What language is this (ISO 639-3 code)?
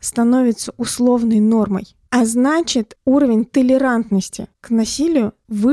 rus